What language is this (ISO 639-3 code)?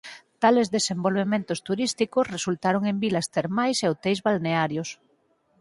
glg